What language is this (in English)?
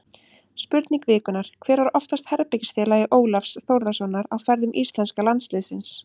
Icelandic